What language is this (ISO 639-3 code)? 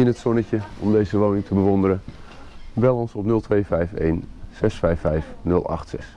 nld